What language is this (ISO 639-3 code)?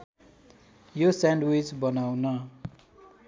nep